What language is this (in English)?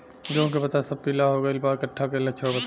Bhojpuri